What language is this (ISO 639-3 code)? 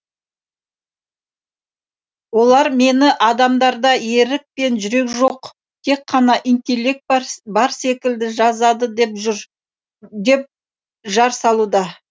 kaz